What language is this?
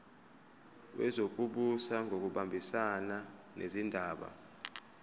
Zulu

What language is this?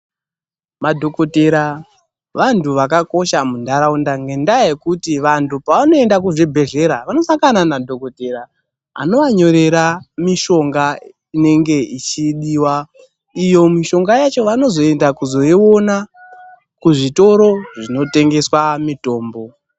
Ndau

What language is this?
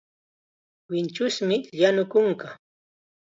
Chiquián Ancash Quechua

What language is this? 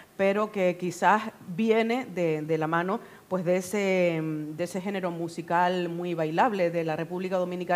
Spanish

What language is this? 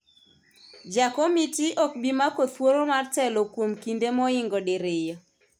Luo (Kenya and Tanzania)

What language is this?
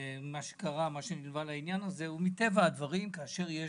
Hebrew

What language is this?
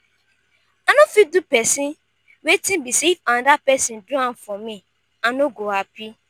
Nigerian Pidgin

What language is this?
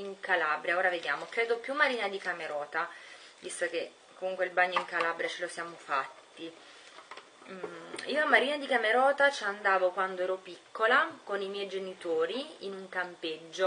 Italian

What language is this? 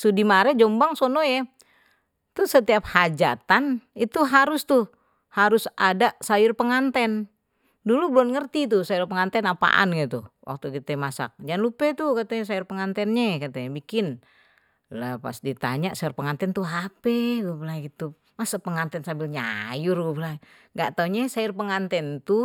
Betawi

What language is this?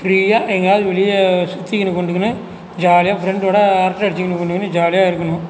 Tamil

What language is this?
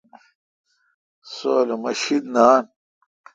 Kalkoti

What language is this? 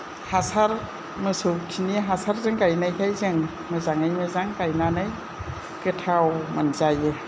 Bodo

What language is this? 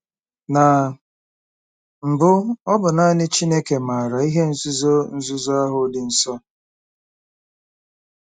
Igbo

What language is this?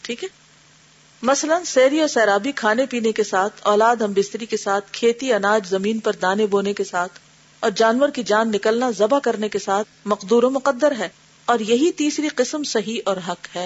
Urdu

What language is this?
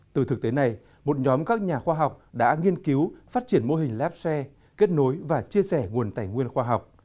Vietnamese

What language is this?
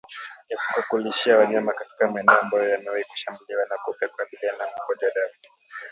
Swahili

